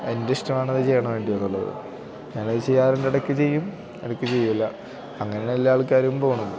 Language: Malayalam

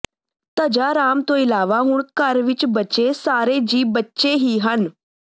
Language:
Punjabi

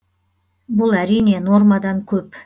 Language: Kazakh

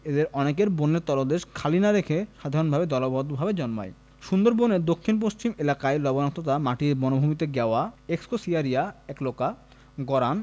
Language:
Bangla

